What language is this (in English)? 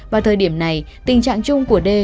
Vietnamese